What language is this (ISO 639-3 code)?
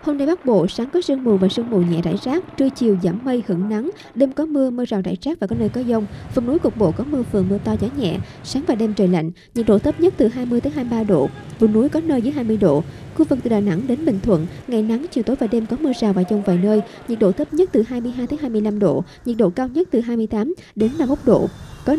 vie